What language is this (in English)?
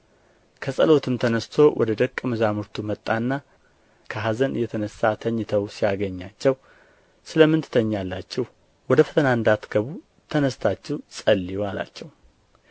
Amharic